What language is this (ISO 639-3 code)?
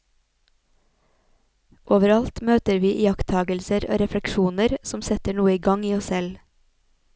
nor